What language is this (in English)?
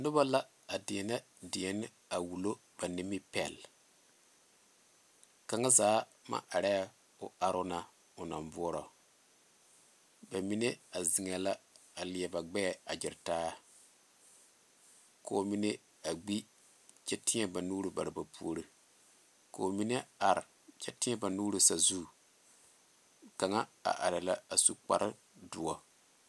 Southern Dagaare